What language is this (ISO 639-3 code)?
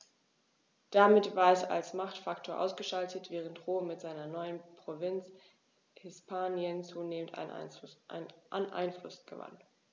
deu